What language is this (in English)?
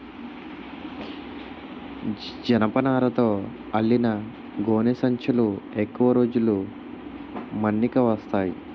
Telugu